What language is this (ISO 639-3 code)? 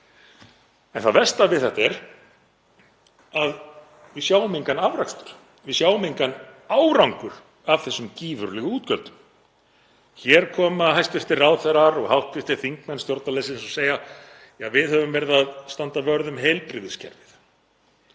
isl